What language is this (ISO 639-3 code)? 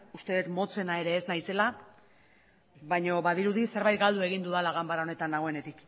eus